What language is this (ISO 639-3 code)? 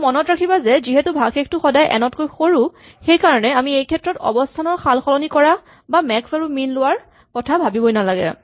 asm